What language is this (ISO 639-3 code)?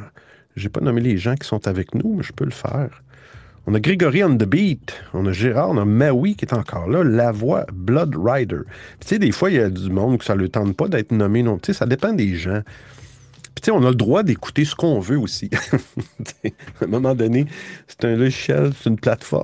fra